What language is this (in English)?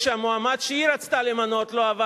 Hebrew